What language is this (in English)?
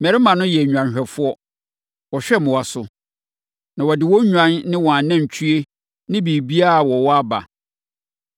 Akan